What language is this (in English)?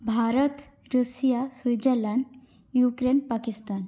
Sanskrit